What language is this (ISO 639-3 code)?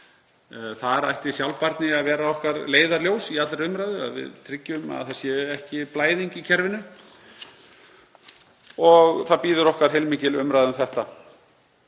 isl